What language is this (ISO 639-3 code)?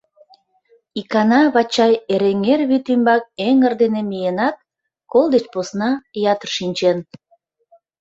chm